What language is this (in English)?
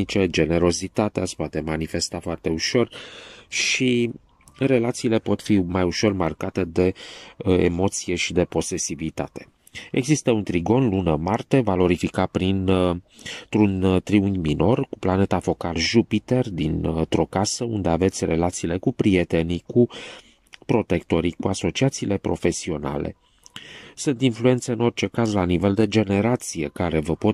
Romanian